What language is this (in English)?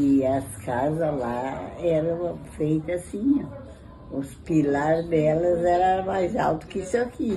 Portuguese